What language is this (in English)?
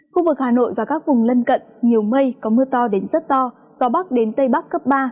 Vietnamese